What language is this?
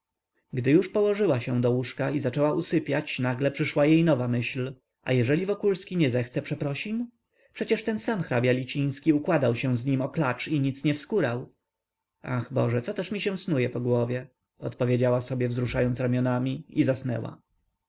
Polish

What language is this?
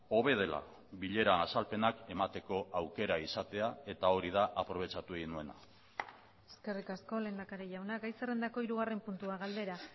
Basque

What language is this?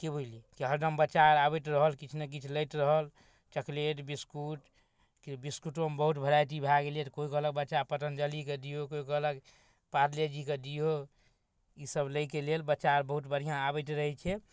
Maithili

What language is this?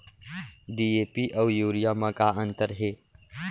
Chhattisgarhi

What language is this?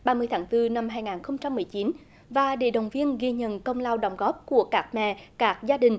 Vietnamese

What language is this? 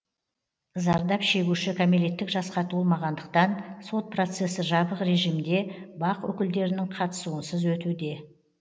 Kazakh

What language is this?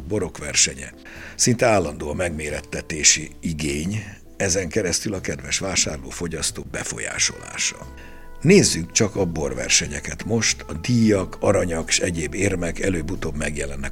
Hungarian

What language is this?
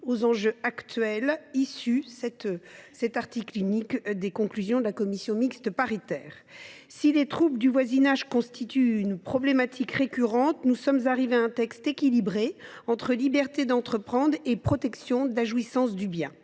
French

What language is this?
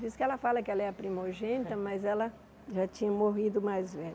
Portuguese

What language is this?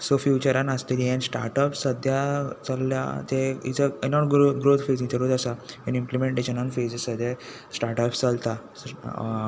Konkani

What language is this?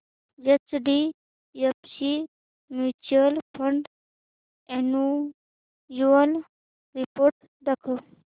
Marathi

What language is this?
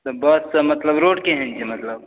Maithili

